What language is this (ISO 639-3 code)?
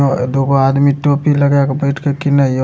mai